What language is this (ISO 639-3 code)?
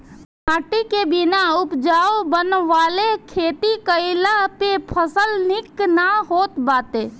bho